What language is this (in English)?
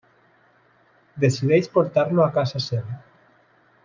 Catalan